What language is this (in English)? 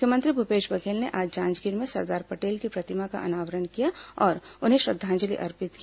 Hindi